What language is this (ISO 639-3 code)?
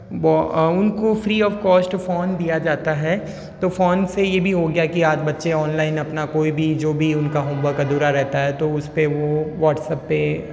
hin